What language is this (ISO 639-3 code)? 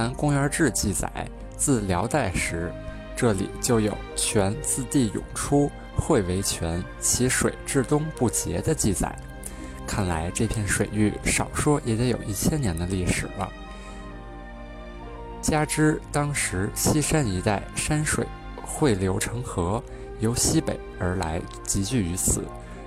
zho